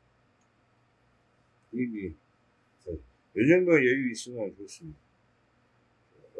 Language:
Korean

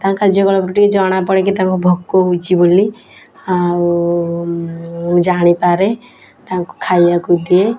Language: Odia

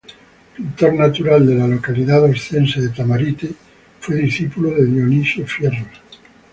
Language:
Spanish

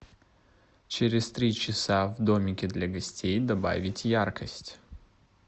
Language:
Russian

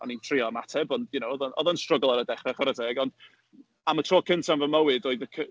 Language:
Welsh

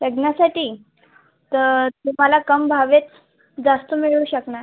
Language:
Marathi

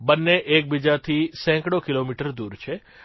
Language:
Gujarati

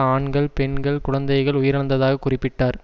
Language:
Tamil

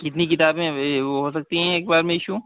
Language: Urdu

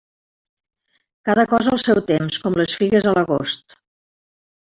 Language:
Catalan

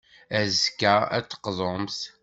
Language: Kabyle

